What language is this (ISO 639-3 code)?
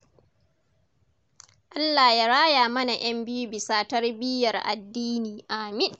hau